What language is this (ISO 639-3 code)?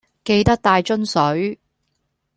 yue